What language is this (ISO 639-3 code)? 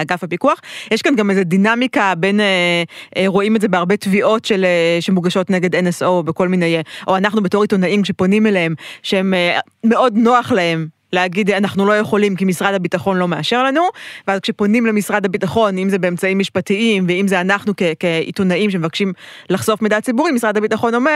heb